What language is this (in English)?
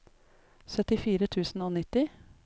Norwegian